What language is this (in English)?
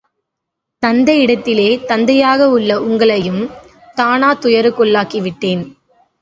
Tamil